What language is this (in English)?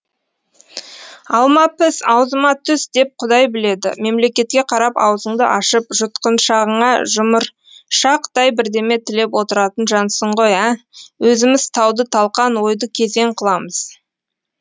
Kazakh